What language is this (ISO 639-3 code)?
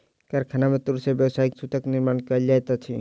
mai